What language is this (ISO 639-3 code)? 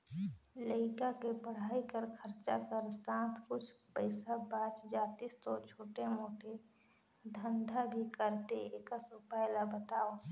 hne